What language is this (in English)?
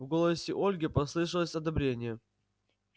Russian